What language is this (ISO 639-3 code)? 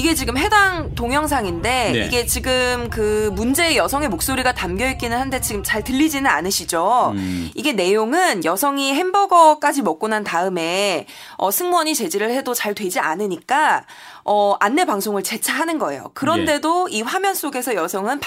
kor